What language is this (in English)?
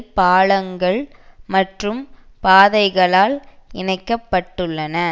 Tamil